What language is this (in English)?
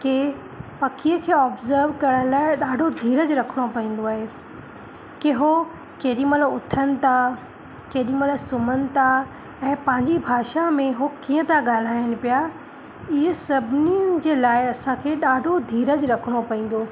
Sindhi